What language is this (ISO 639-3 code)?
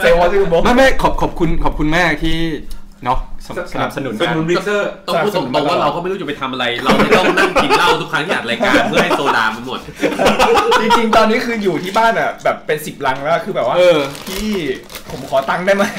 tha